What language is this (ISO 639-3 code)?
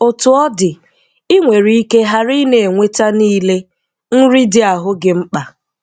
ibo